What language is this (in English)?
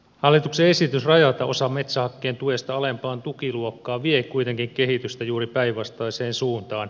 Finnish